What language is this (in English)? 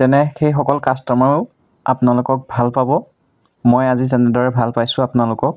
Assamese